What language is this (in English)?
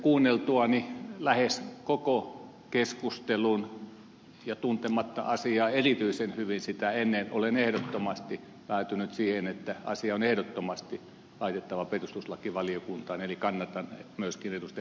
Finnish